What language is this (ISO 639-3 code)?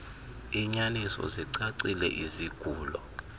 xho